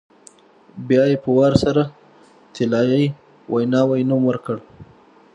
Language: Pashto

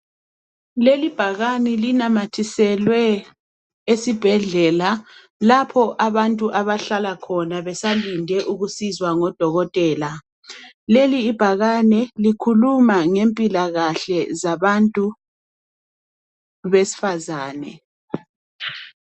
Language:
North Ndebele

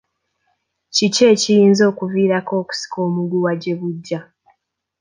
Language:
Ganda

